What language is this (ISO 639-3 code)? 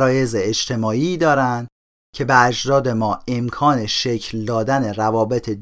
fas